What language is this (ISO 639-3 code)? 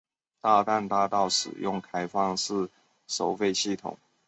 zho